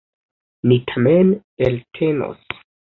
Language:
Esperanto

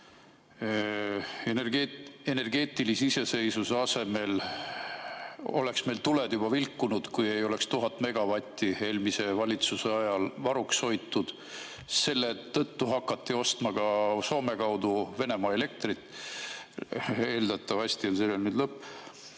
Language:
Estonian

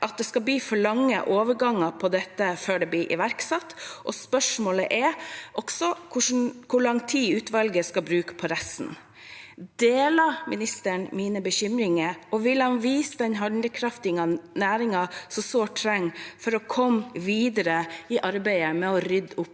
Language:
Norwegian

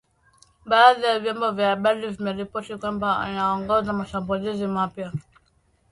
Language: Swahili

